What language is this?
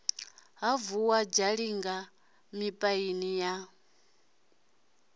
Venda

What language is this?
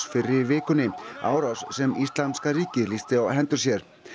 Icelandic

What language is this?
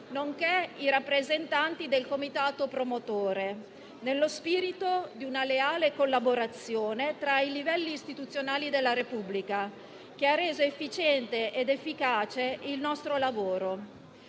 Italian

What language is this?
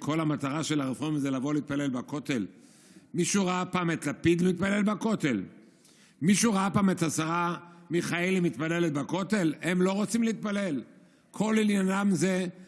Hebrew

